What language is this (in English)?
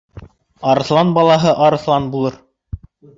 Bashkir